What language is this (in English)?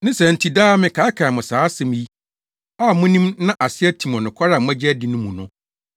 Akan